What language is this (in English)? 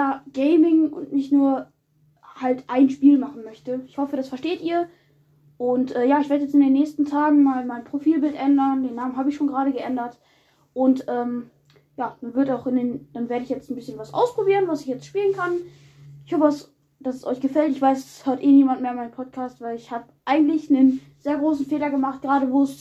German